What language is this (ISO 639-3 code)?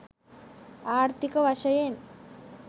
sin